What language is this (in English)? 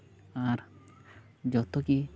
Santali